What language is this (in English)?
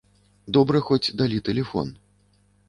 Belarusian